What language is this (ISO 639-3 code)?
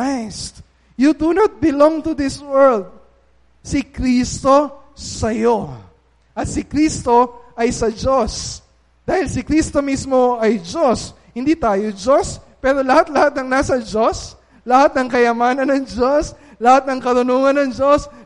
fil